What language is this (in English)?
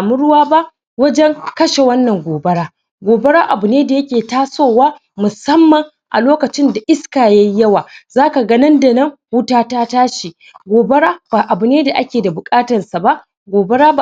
Hausa